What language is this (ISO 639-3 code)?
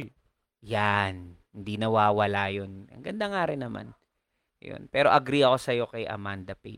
fil